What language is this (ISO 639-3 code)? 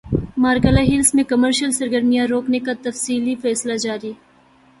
urd